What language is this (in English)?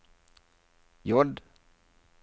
Norwegian